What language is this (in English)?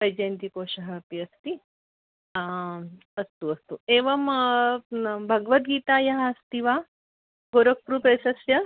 Sanskrit